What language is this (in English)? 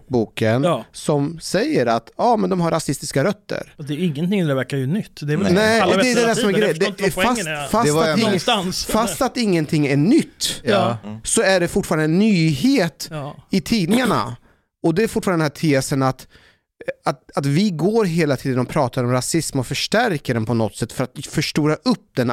Swedish